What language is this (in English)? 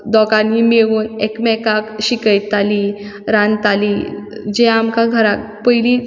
Konkani